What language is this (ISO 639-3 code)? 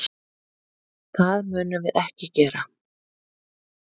isl